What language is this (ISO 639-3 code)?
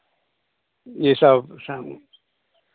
hin